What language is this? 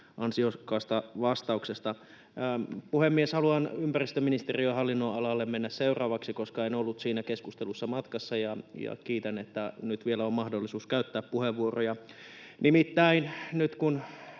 Finnish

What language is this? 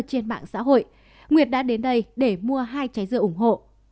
Vietnamese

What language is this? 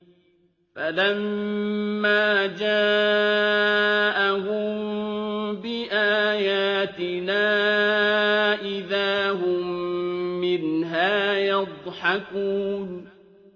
Arabic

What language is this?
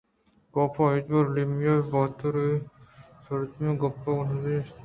Eastern Balochi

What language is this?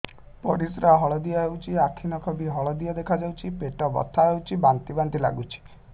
Odia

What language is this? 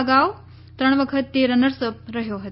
Gujarati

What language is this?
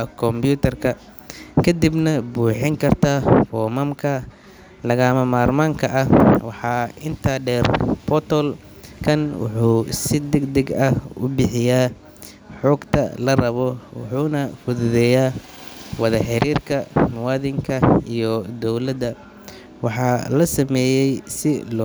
Somali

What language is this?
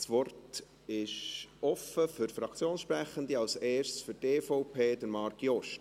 Swiss German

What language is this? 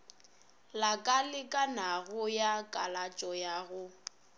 Northern Sotho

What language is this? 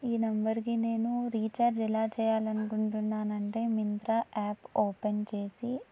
Telugu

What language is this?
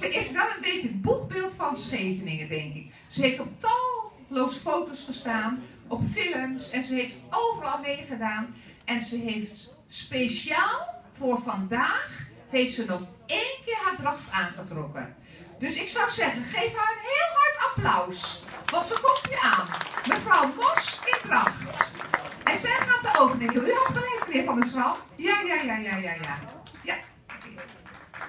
Dutch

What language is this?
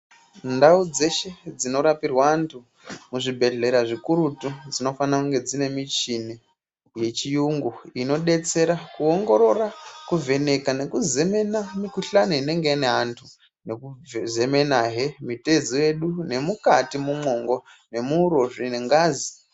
Ndau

